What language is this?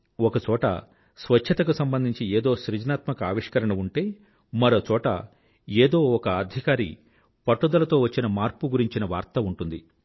Telugu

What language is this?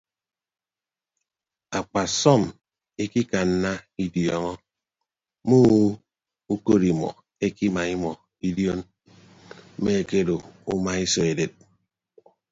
Ibibio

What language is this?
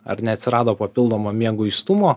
Lithuanian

